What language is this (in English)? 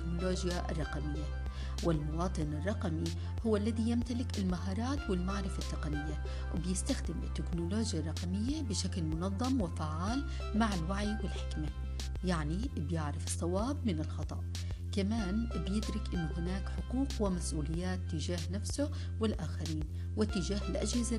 Arabic